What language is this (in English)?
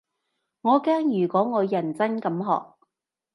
Cantonese